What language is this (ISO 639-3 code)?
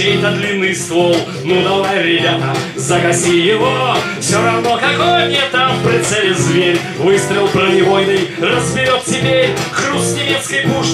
rus